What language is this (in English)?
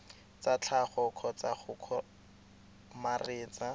Tswana